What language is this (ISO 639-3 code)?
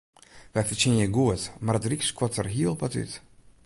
fry